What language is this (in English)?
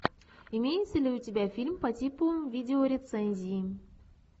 Russian